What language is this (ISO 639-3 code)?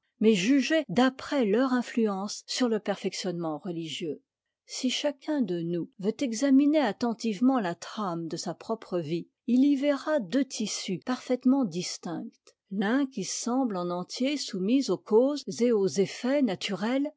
fra